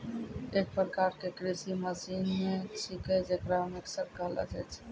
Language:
Maithili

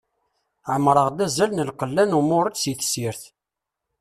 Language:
Kabyle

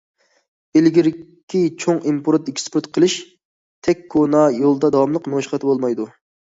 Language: Uyghur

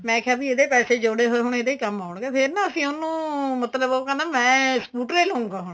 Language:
Punjabi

